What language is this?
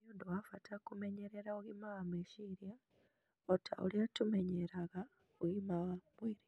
Kikuyu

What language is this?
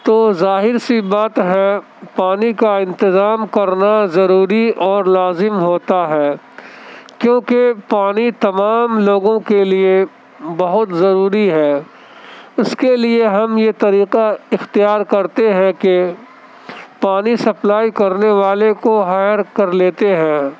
Urdu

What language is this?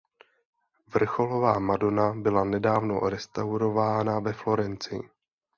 Czech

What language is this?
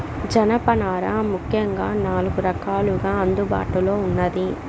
Telugu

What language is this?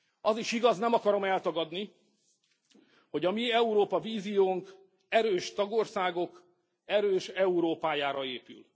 Hungarian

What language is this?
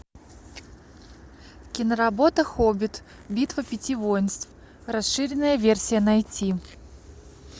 Russian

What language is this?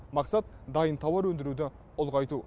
Kazakh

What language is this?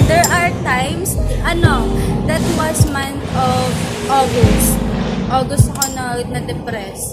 Filipino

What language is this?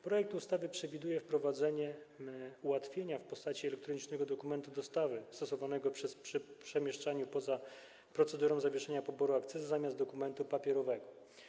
Polish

